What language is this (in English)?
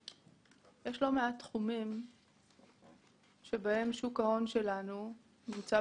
Hebrew